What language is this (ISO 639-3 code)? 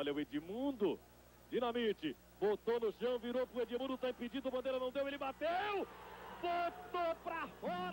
por